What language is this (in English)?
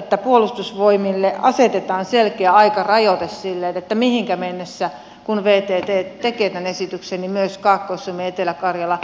Finnish